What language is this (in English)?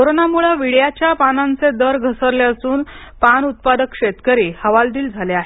Marathi